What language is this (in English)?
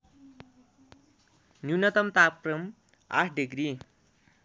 Nepali